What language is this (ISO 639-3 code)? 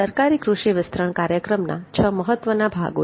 guj